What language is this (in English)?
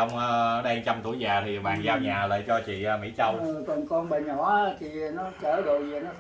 Vietnamese